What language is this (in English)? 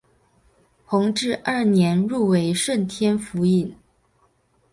Chinese